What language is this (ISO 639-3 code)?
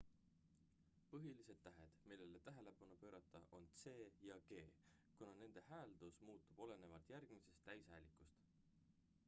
est